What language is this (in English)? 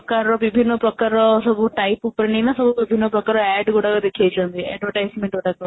Odia